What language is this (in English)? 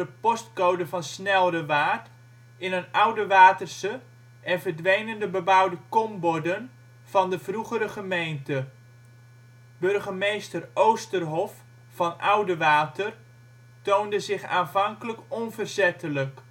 Dutch